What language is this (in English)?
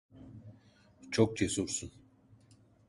Turkish